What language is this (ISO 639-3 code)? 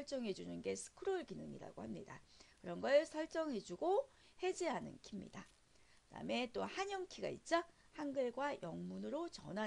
kor